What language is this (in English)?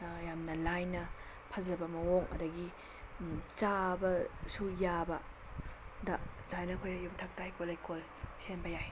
Manipuri